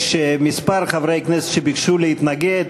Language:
Hebrew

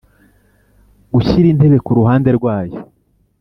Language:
Kinyarwanda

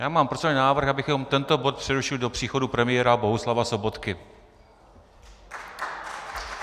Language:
Czech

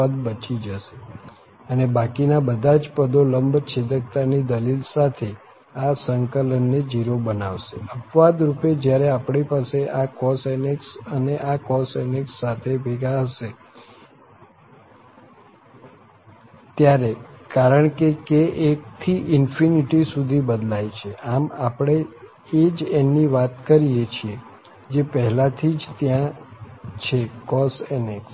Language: Gujarati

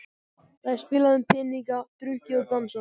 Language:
Icelandic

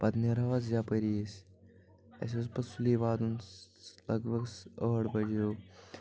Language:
Kashmiri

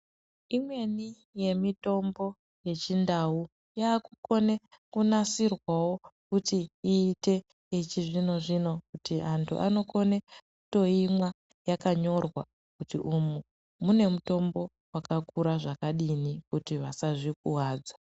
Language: Ndau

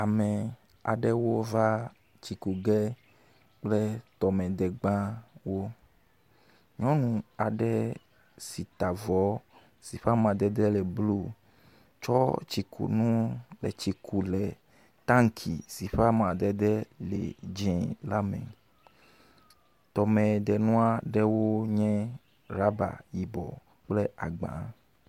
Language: Ewe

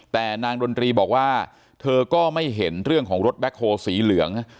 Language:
Thai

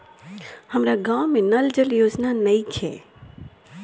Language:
Bhojpuri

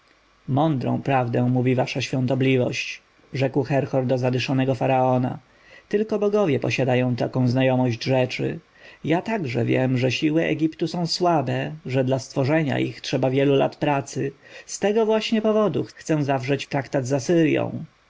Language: Polish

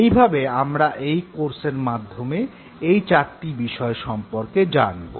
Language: Bangla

